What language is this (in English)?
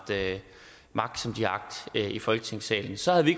Danish